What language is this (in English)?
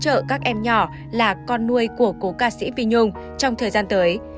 Vietnamese